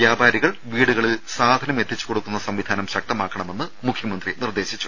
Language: Malayalam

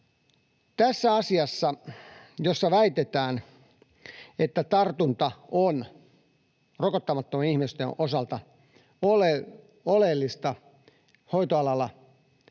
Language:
Finnish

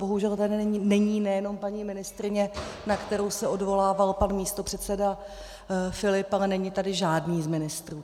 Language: Czech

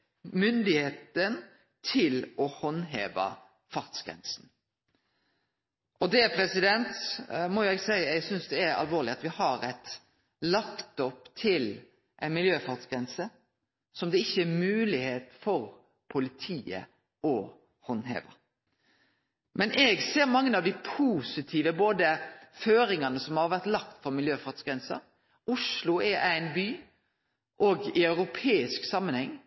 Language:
Norwegian Nynorsk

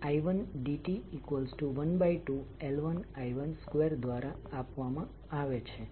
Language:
Gujarati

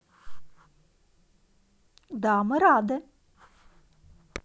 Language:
Russian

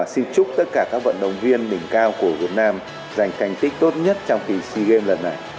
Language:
Vietnamese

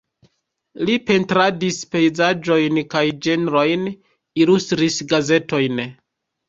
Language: Esperanto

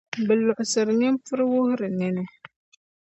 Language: Dagbani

